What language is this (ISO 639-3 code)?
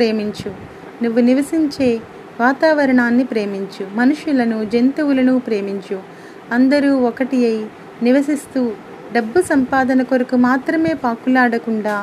tel